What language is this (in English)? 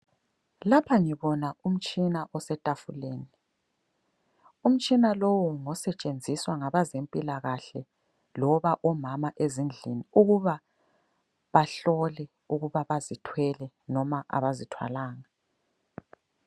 North Ndebele